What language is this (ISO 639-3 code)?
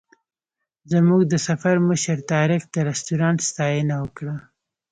pus